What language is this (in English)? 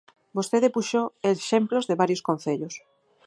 Galician